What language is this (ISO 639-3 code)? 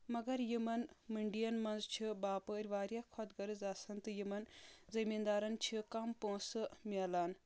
kas